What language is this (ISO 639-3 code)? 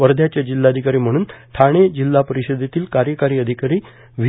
mar